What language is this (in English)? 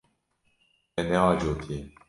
Kurdish